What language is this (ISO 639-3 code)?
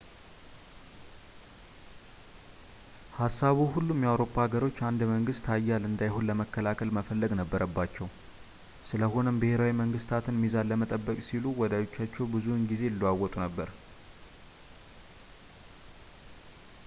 amh